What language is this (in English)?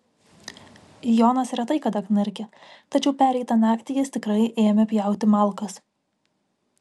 Lithuanian